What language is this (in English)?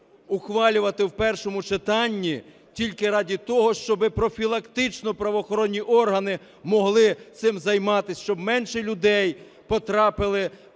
Ukrainian